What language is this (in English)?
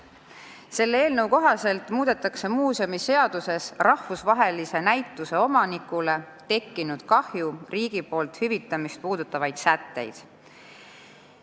Estonian